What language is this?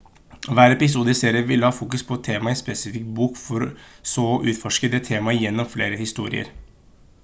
Norwegian Bokmål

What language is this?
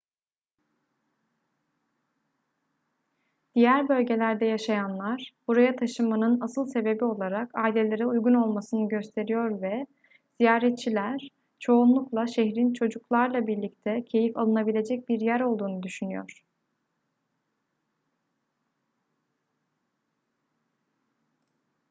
Turkish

